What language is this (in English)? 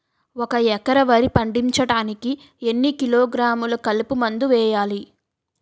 Telugu